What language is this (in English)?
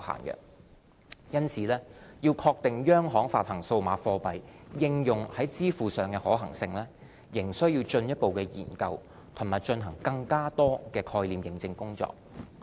Cantonese